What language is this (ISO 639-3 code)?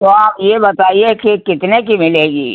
hin